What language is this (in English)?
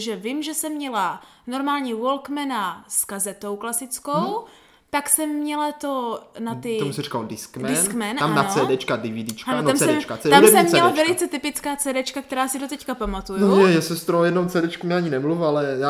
Czech